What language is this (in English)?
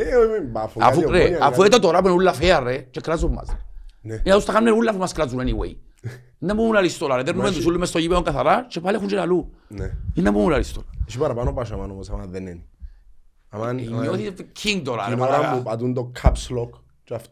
Greek